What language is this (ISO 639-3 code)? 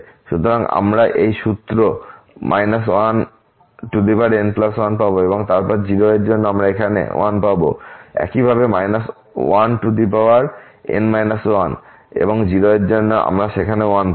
ben